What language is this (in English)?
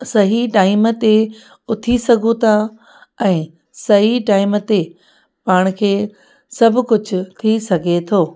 Sindhi